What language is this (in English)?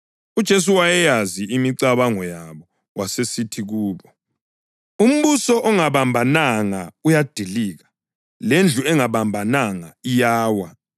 North Ndebele